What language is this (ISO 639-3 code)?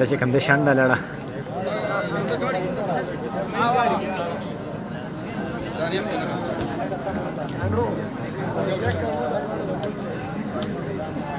ara